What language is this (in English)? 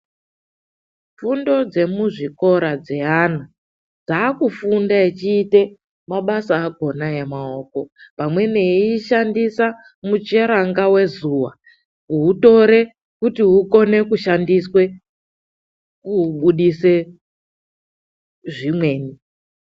Ndau